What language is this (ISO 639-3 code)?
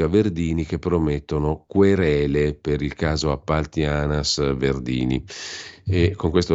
ita